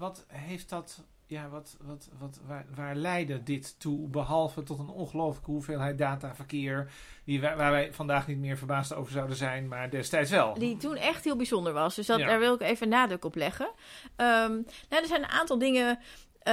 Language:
Dutch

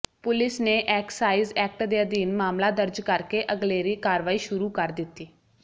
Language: Punjabi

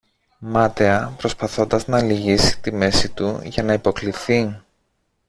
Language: Greek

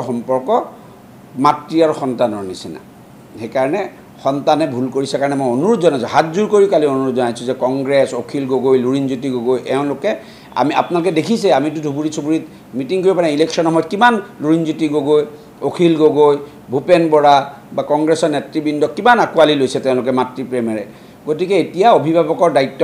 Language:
Bangla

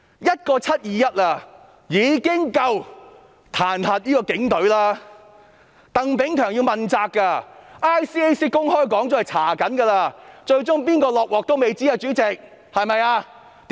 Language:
Cantonese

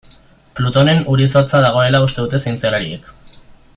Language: Basque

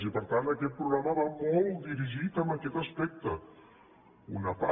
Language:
Catalan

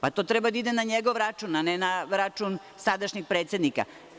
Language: Serbian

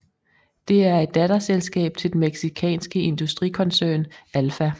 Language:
Danish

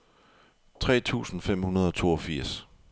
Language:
Danish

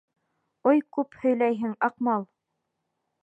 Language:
Bashkir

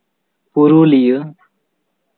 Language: Santali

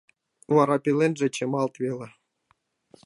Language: Mari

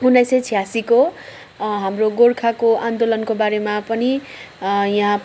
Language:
Nepali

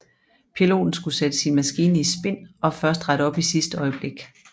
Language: Danish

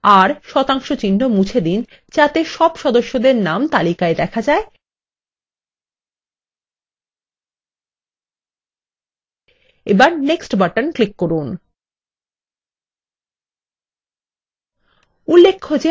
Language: Bangla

